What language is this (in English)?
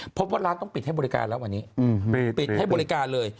Thai